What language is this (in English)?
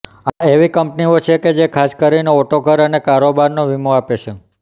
Gujarati